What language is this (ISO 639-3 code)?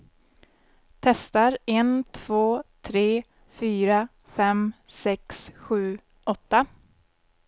swe